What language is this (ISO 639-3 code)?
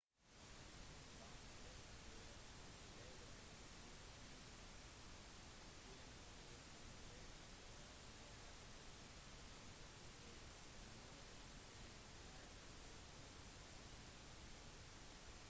nob